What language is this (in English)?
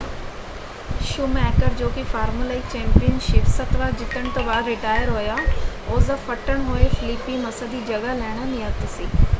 Punjabi